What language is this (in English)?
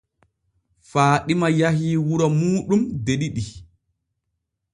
Borgu Fulfulde